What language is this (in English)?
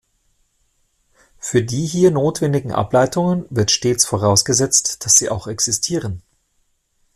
German